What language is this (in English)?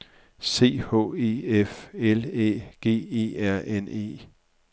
Danish